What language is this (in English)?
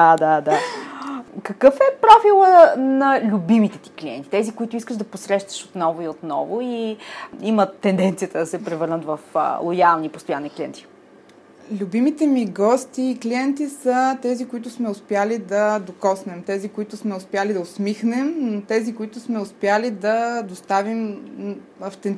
Bulgarian